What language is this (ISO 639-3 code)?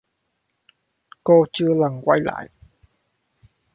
vie